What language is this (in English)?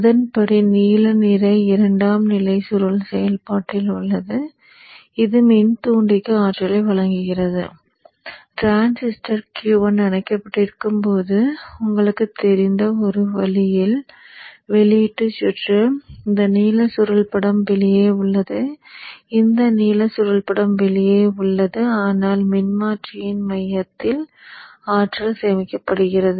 Tamil